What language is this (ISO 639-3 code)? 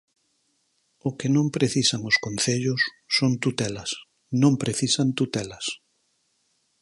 glg